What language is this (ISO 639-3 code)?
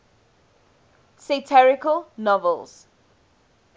eng